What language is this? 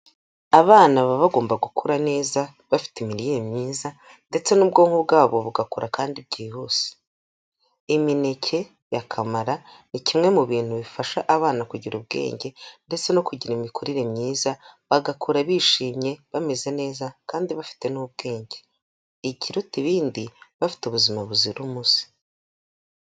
Kinyarwanda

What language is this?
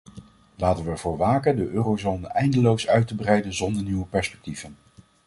Dutch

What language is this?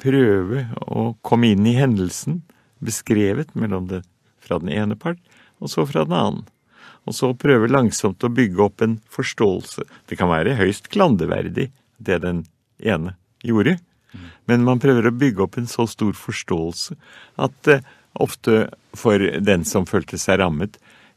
Norwegian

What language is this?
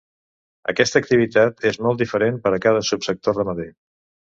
Catalan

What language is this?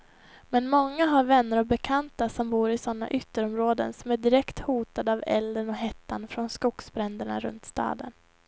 Swedish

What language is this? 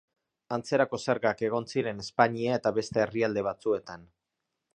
Basque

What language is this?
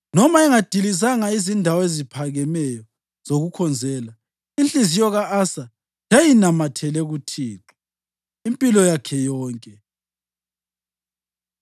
North Ndebele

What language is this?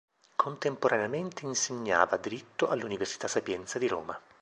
Italian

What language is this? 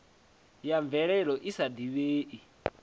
Venda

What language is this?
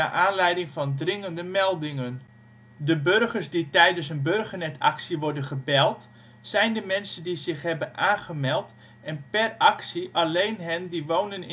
Dutch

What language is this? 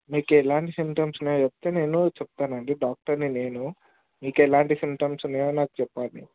Telugu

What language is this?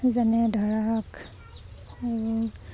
Assamese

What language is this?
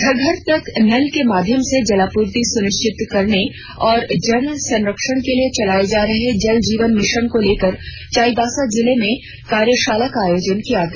Hindi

